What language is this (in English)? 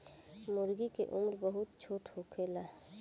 Bhojpuri